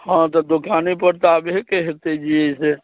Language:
Maithili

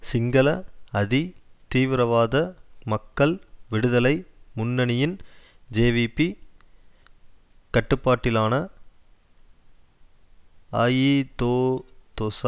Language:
Tamil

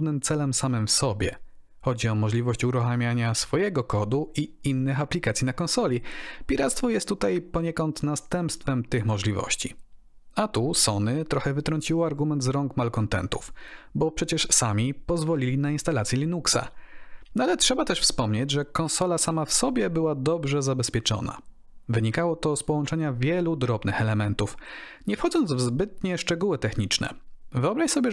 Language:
Polish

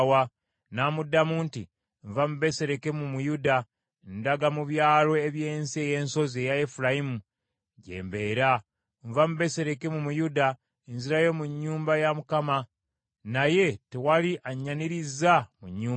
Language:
Ganda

